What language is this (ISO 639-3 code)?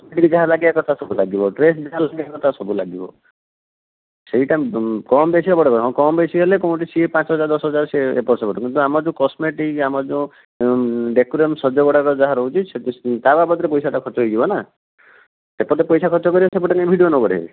ori